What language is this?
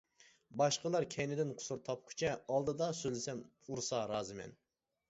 Uyghur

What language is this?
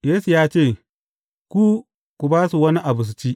Hausa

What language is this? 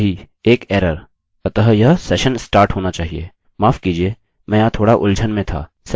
Hindi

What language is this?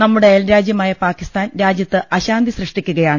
Malayalam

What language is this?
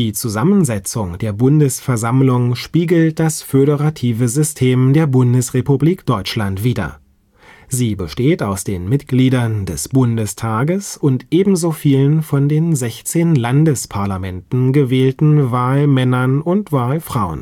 German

